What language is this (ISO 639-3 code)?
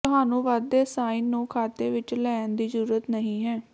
pan